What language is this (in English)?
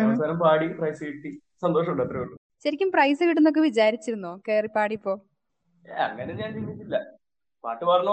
Malayalam